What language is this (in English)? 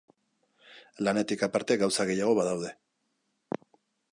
Basque